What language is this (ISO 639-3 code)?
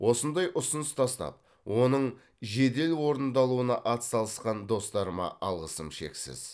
kaz